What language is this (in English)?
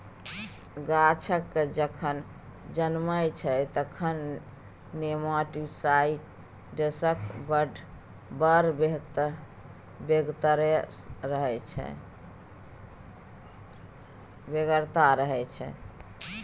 Maithili